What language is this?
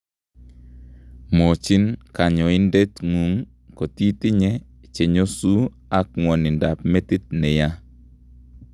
Kalenjin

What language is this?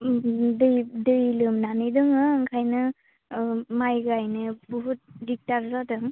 Bodo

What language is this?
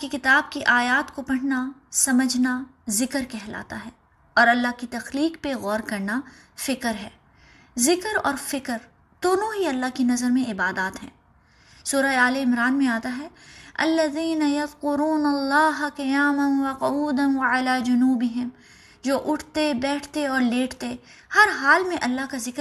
Urdu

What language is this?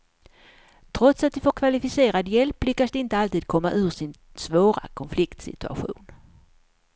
Swedish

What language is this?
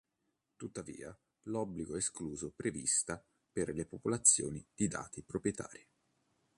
Italian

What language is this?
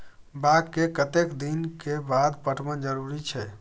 Maithili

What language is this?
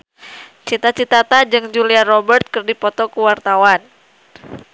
Sundanese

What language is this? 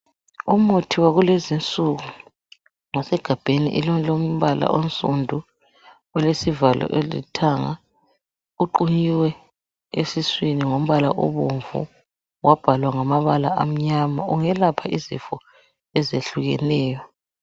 North Ndebele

